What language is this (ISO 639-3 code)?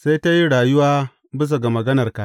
hau